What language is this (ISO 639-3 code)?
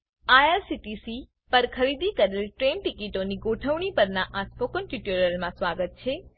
guj